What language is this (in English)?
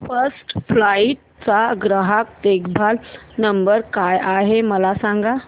Marathi